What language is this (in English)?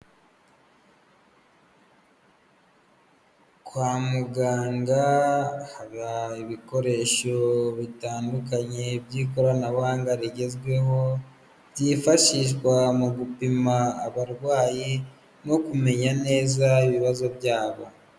Kinyarwanda